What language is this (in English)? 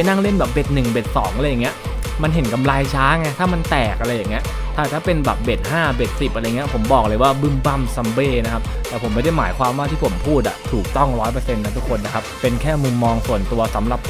Thai